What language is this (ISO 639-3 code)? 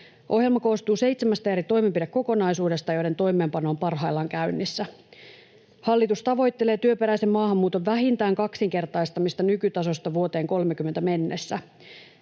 fin